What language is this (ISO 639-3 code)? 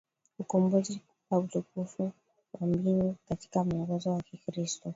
swa